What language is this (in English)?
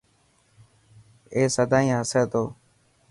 Dhatki